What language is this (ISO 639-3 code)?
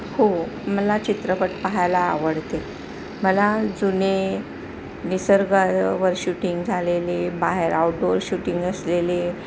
mar